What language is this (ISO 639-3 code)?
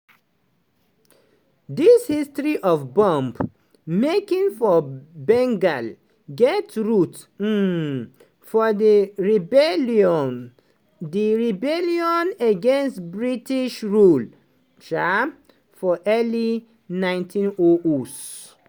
pcm